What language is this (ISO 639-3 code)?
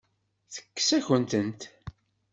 kab